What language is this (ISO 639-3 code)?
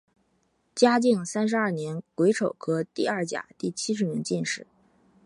zho